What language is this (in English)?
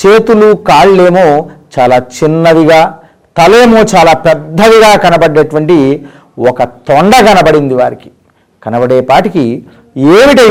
Telugu